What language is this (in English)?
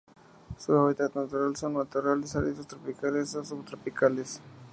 Spanish